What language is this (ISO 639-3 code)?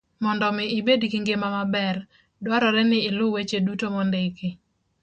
luo